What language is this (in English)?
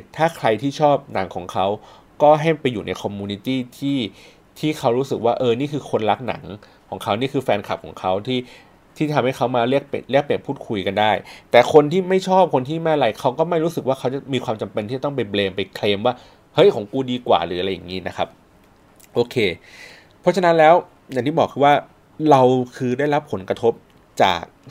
Thai